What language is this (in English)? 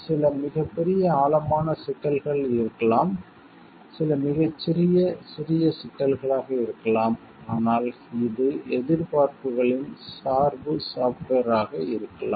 Tamil